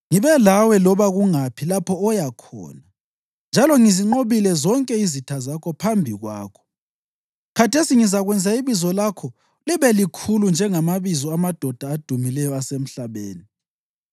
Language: North Ndebele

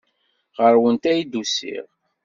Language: Kabyle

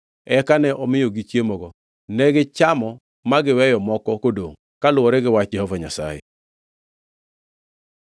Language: Luo (Kenya and Tanzania)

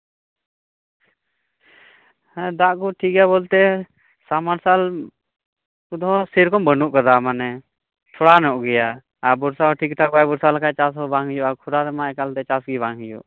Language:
Santali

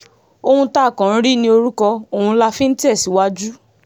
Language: Yoruba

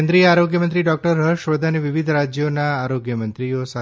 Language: Gujarati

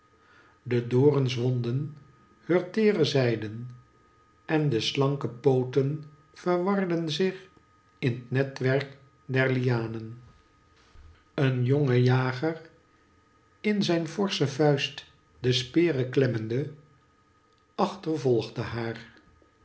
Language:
Dutch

